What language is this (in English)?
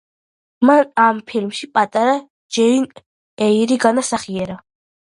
Georgian